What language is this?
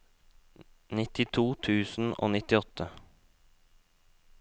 Norwegian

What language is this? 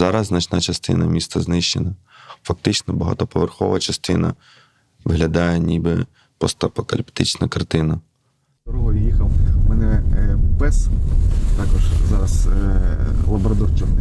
Ukrainian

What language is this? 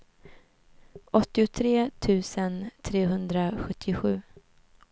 Swedish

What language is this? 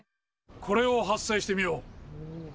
Japanese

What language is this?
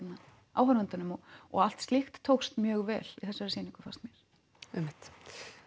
Icelandic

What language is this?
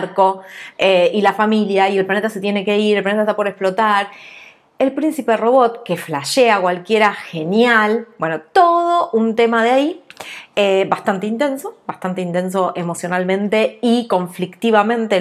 Spanish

